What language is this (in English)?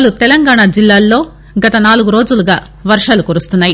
Telugu